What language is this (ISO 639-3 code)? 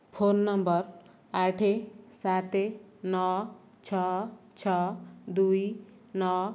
ori